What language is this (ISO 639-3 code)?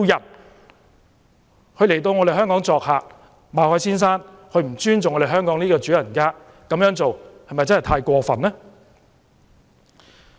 yue